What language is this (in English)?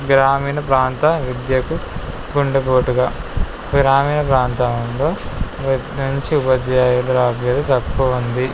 Telugu